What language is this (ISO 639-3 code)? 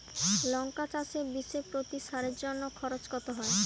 ben